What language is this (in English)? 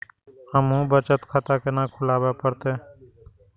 Maithili